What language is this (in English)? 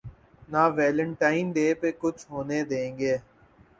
Urdu